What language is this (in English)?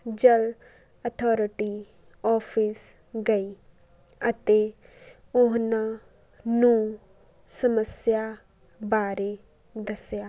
Punjabi